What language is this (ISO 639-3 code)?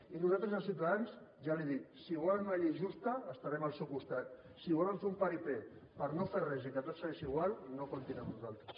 cat